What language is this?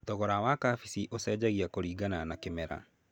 Kikuyu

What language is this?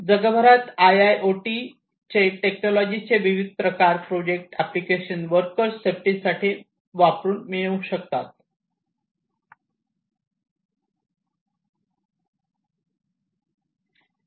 Marathi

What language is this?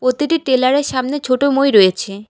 Bangla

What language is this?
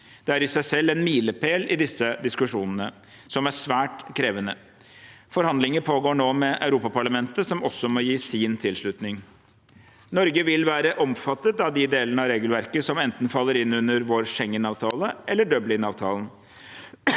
Norwegian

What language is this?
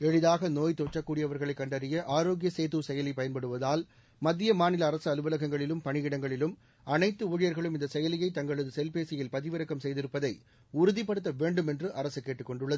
Tamil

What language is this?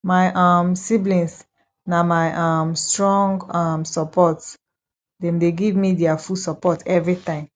Nigerian Pidgin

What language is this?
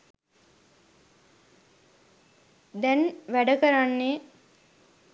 Sinhala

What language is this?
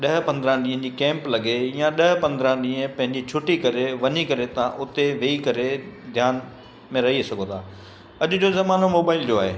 Sindhi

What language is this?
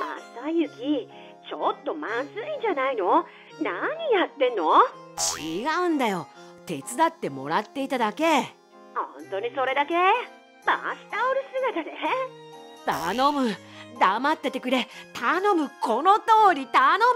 Japanese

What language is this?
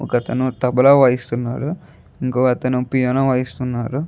Telugu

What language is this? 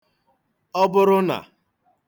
Igbo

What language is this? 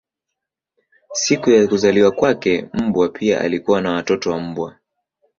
Swahili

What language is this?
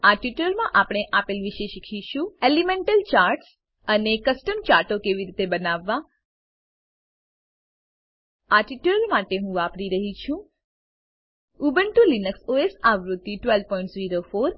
Gujarati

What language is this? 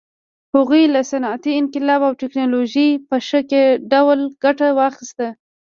Pashto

